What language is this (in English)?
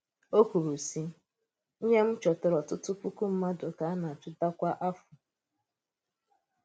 Igbo